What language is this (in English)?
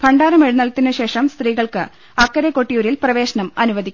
Malayalam